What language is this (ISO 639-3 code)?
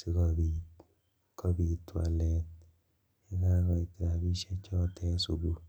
kln